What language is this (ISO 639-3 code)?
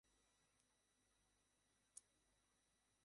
ben